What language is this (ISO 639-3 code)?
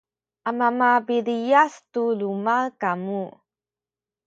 szy